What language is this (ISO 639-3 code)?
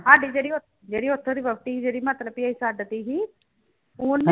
pan